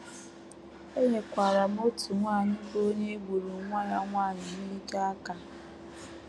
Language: Igbo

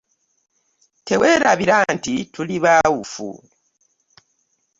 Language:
Ganda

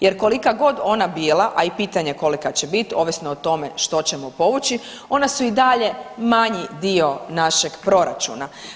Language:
Croatian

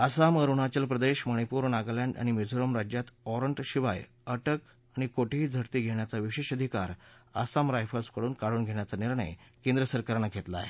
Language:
Marathi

